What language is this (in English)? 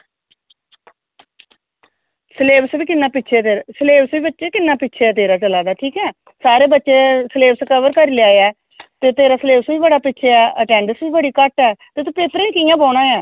Dogri